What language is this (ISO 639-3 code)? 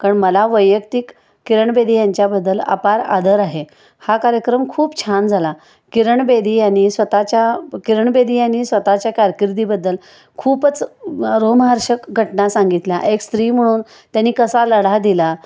mar